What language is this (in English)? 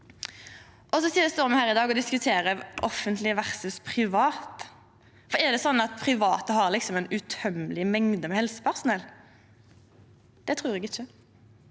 Norwegian